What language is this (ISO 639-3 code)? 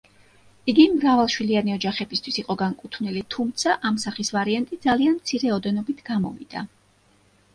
kat